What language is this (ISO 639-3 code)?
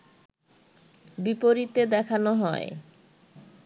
ben